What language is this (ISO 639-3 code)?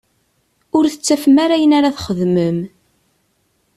kab